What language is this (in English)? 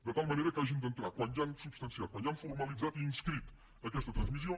Catalan